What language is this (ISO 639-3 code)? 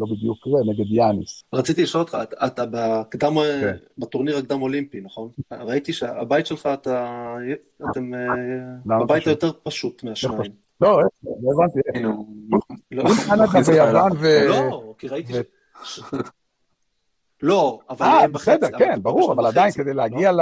heb